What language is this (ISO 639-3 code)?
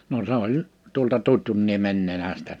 fin